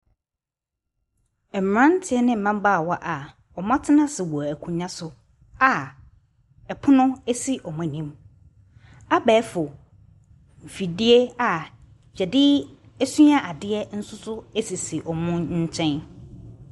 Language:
Akan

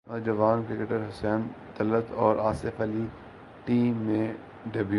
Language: Urdu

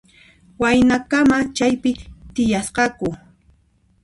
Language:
Puno Quechua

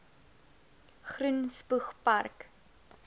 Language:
Afrikaans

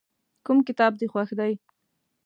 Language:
Pashto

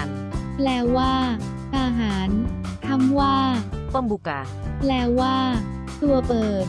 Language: Thai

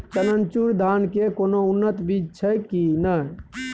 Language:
Maithili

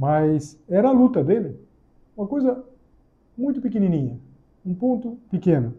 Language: Portuguese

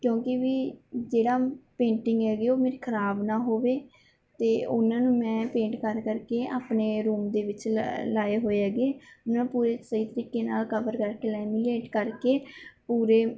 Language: Punjabi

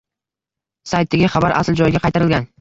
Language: Uzbek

